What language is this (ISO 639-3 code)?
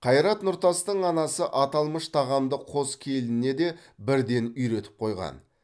kaz